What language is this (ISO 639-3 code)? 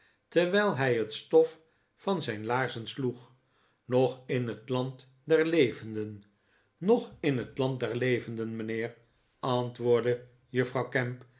nld